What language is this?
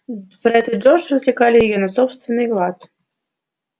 Russian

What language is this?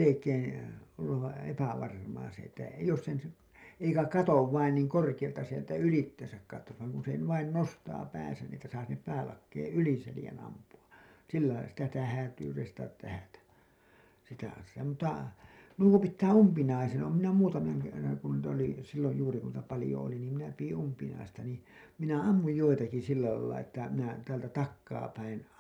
Finnish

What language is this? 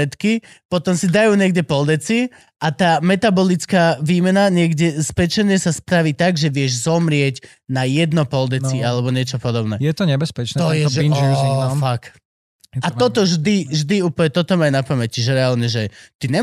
Slovak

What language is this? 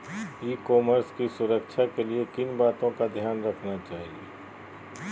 Magahi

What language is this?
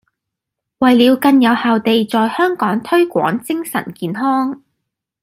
Cantonese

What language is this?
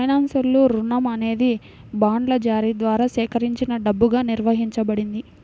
Telugu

